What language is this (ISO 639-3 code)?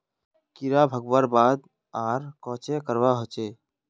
mag